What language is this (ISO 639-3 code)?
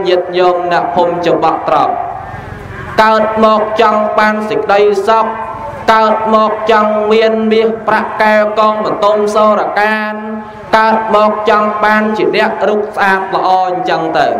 vie